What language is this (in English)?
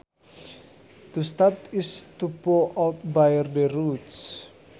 Sundanese